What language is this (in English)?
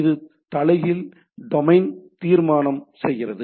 Tamil